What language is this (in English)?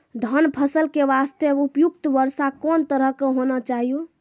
Maithili